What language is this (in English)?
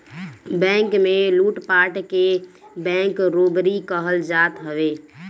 Bhojpuri